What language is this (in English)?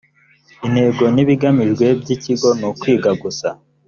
Kinyarwanda